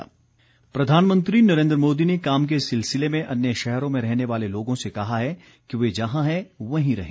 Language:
Hindi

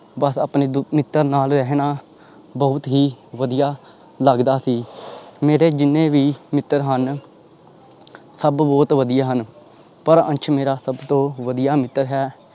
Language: Punjabi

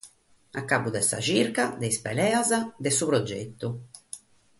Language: Sardinian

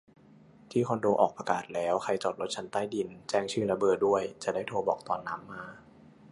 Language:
Thai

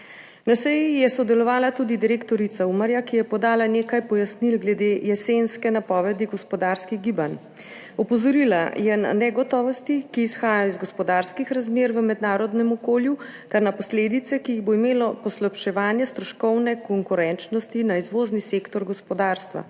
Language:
Slovenian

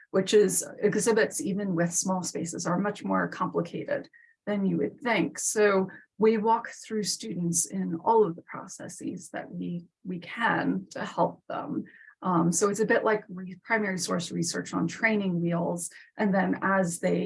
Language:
English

